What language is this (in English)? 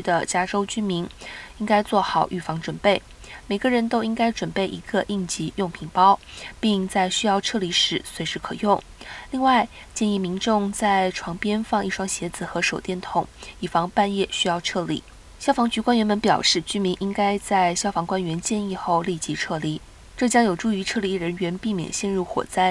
Chinese